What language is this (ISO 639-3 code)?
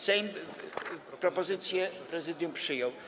pol